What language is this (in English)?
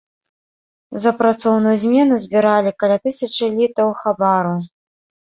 Belarusian